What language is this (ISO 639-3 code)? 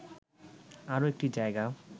ben